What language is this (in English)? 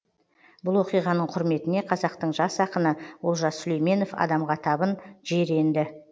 Kazakh